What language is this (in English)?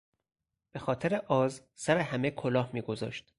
Persian